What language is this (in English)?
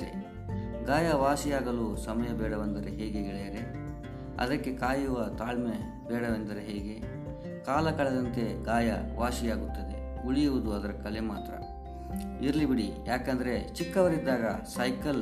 Kannada